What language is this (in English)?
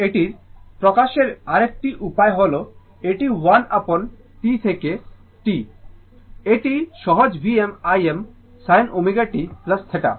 Bangla